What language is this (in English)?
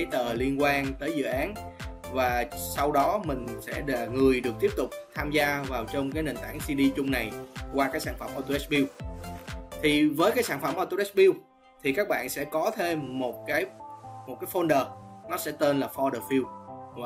Vietnamese